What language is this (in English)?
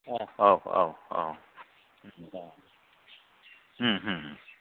Bodo